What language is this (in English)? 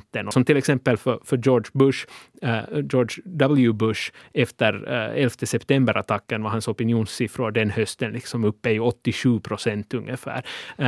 Swedish